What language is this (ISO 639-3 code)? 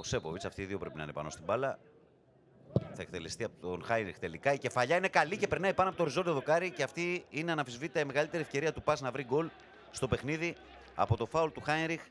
ell